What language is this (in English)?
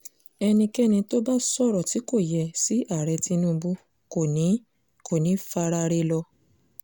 Yoruba